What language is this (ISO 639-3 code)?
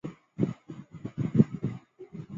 zho